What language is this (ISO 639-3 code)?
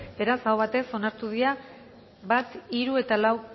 eus